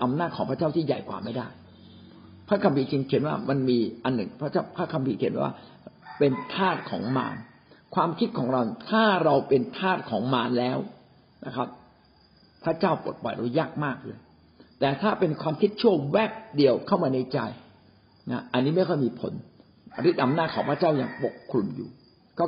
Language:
Thai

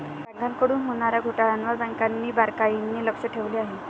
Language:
Marathi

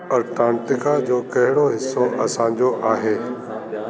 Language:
Sindhi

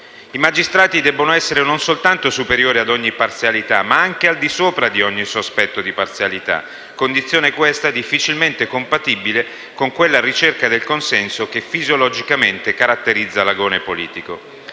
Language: Italian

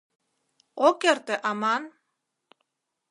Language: Mari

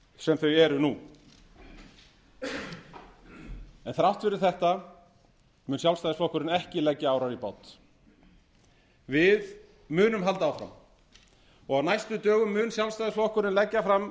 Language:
Icelandic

